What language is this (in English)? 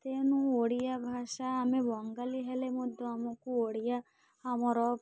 Odia